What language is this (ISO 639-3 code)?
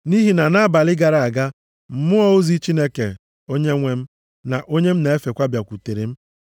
ibo